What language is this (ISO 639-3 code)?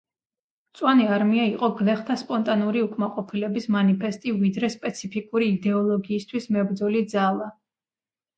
kat